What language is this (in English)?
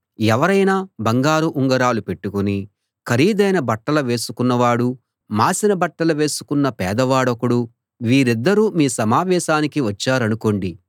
Telugu